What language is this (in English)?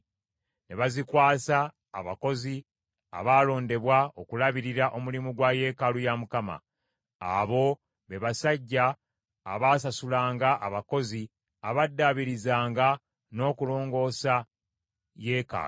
Ganda